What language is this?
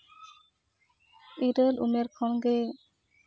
Santali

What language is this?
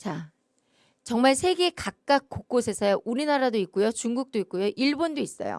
Korean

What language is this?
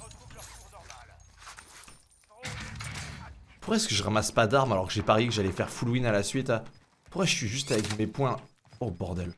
French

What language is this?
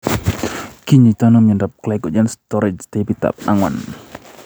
Kalenjin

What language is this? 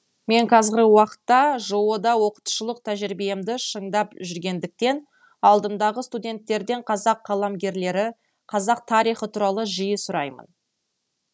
Kazakh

